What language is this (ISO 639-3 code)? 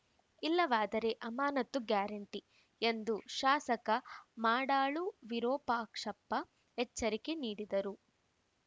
kan